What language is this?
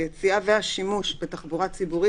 Hebrew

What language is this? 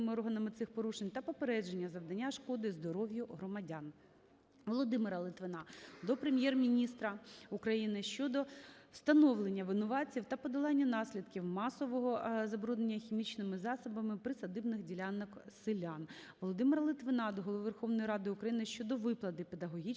Ukrainian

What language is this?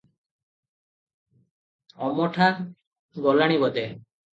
Odia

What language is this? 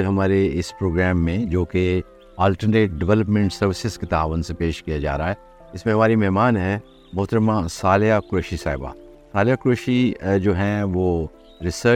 Urdu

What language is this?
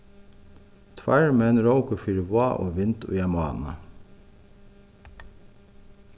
Faroese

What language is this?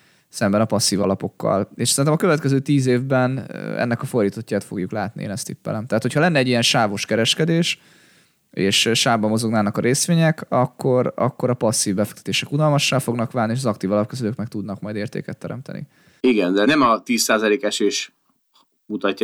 Hungarian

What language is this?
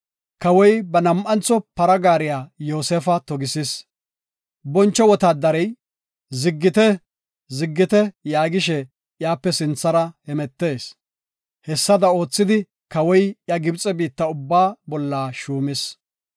Gofa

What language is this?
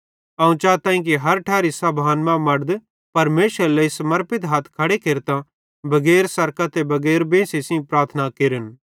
Bhadrawahi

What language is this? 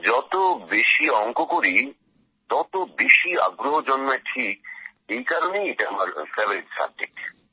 Bangla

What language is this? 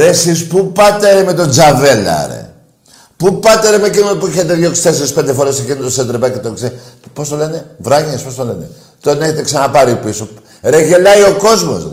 Greek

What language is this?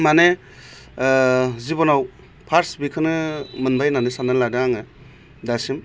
Bodo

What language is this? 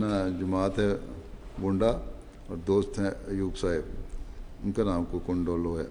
Urdu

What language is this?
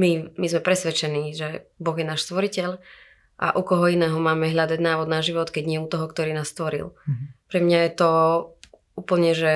Slovak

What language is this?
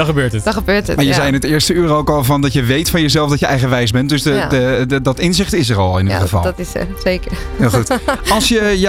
Dutch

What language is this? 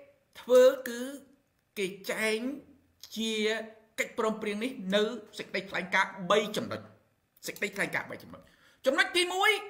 Thai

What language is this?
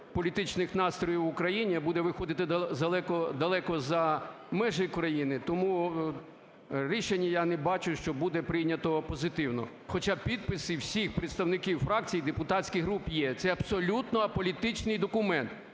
Ukrainian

